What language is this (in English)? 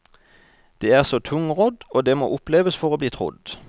Norwegian